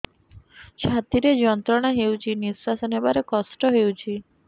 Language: Odia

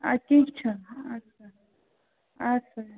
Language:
Kashmiri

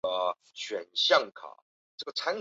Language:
Chinese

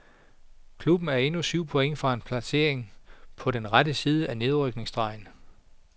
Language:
Danish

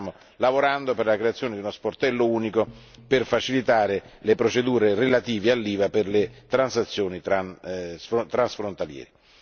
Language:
Italian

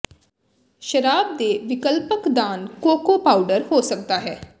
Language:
Punjabi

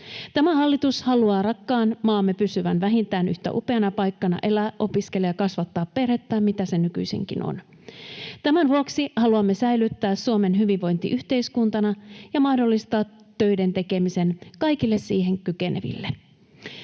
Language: Finnish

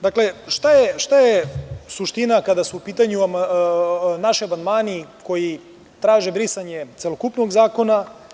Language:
Serbian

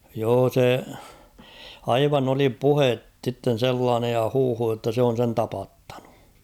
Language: Finnish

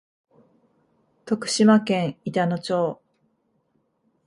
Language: Japanese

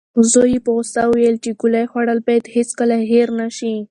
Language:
Pashto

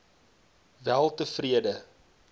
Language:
Afrikaans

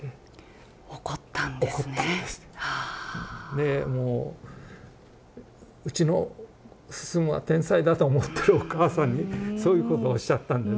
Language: Japanese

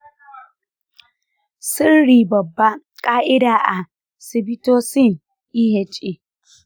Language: Hausa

